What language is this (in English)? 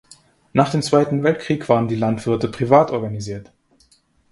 German